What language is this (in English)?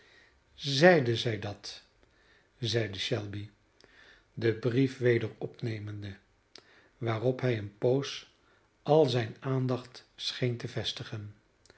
Dutch